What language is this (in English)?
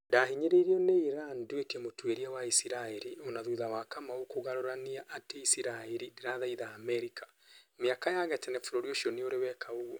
Kikuyu